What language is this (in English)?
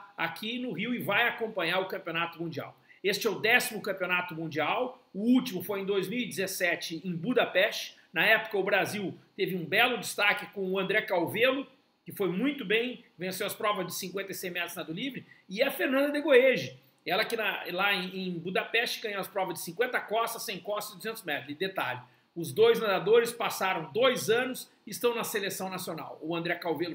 Portuguese